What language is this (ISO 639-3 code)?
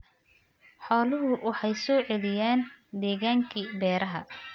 som